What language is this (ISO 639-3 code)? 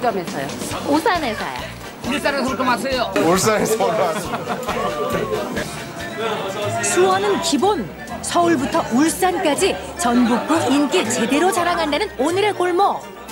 kor